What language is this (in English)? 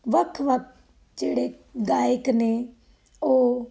Punjabi